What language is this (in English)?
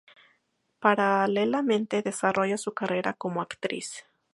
Spanish